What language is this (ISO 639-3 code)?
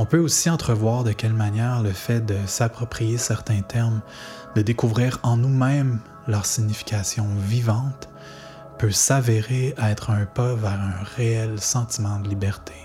fra